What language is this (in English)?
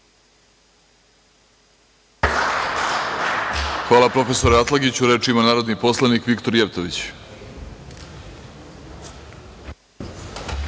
Serbian